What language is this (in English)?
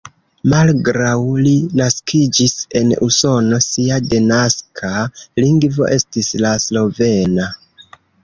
Esperanto